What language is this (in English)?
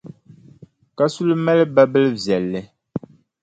Dagbani